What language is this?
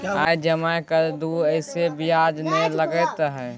Maithili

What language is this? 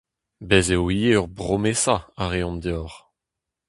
Breton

